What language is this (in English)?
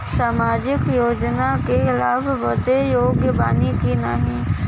Bhojpuri